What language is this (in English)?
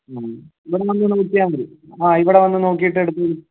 Malayalam